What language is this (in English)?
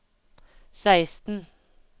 Norwegian